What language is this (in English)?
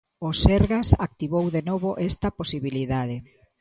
Galician